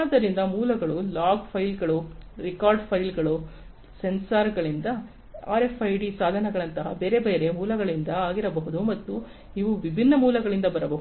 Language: Kannada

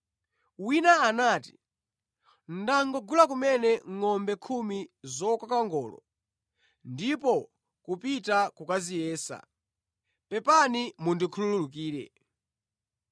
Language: Nyanja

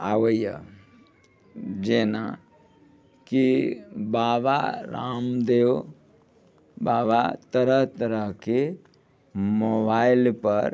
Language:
Maithili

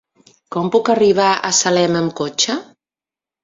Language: Catalan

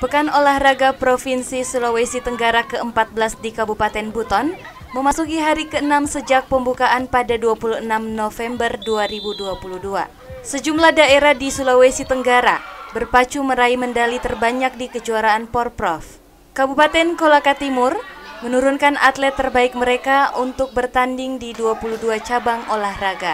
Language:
Indonesian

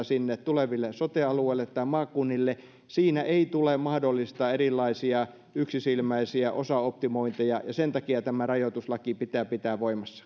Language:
Finnish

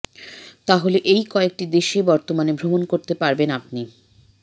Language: Bangla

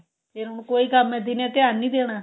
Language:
Punjabi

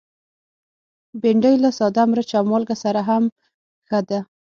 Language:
Pashto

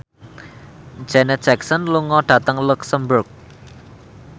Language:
Javanese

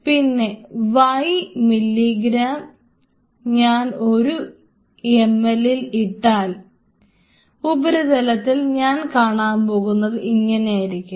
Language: Malayalam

